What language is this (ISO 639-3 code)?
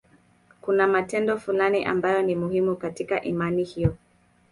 swa